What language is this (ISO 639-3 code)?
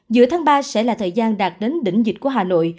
vie